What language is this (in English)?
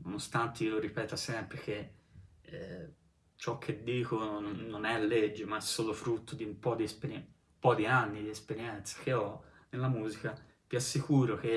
Italian